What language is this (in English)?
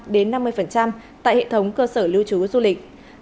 Vietnamese